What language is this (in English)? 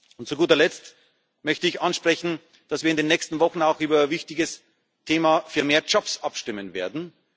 German